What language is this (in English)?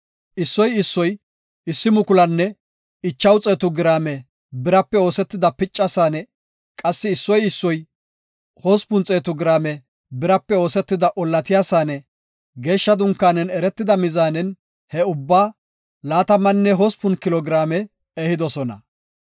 Gofa